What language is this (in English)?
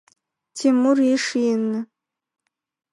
Adyghe